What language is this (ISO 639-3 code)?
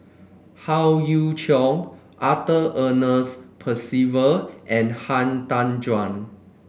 eng